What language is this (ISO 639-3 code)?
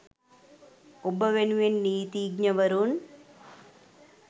sin